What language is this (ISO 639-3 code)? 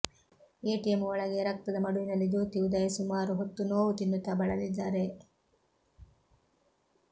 kan